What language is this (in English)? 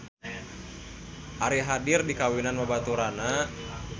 Sundanese